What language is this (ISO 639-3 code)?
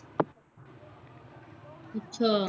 pan